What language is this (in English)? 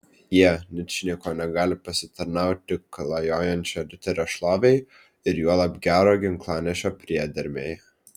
Lithuanian